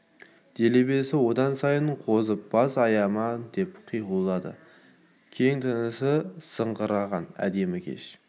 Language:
Kazakh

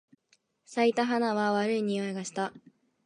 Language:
Japanese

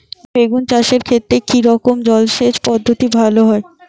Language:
Bangla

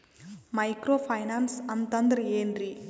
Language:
Kannada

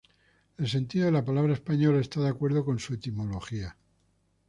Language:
Spanish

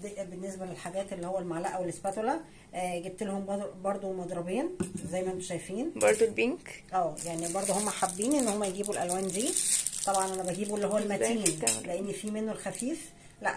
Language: Arabic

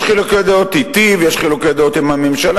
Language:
Hebrew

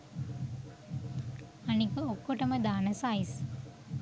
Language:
Sinhala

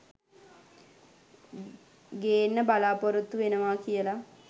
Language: Sinhala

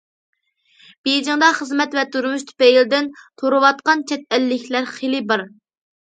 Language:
Uyghur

